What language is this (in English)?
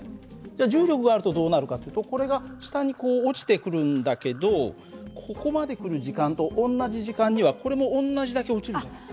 Japanese